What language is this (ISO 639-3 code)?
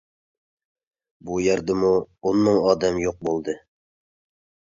uig